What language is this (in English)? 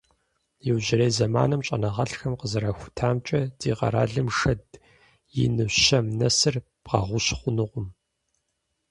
Kabardian